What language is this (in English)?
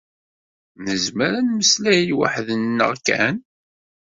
Kabyle